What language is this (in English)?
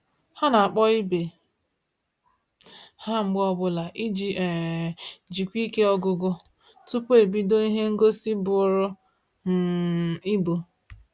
Igbo